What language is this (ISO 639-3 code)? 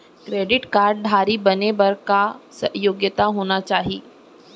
hne